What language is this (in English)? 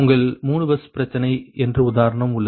Tamil